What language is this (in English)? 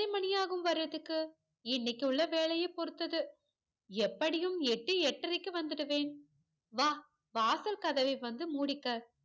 Tamil